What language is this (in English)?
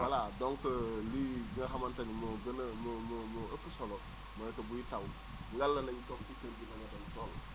Wolof